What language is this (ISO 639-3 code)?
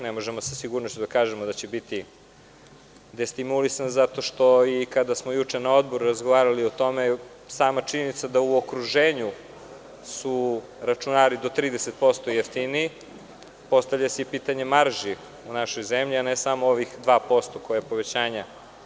srp